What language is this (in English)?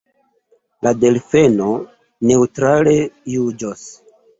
Esperanto